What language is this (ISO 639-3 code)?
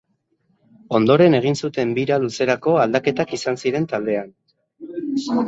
eus